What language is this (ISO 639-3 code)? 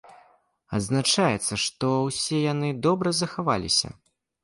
bel